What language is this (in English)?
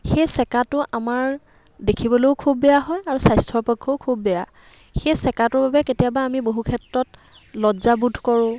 Assamese